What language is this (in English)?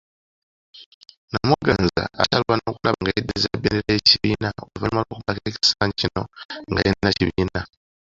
Ganda